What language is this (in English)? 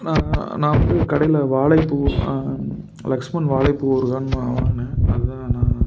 Tamil